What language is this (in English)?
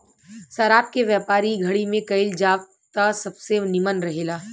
Bhojpuri